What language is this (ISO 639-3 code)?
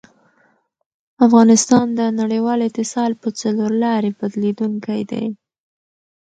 pus